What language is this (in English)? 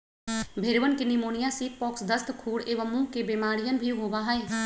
Magahi